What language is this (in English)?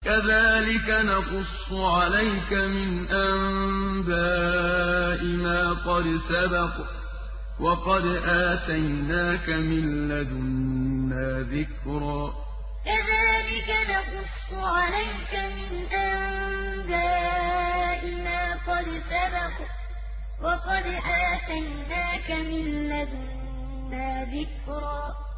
Arabic